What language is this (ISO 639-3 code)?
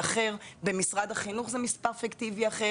heb